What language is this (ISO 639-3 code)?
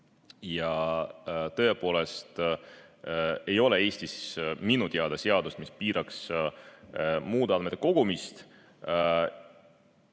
est